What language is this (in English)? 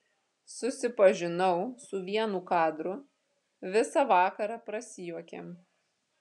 Lithuanian